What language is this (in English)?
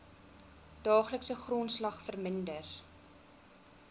Afrikaans